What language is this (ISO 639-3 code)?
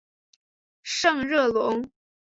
zho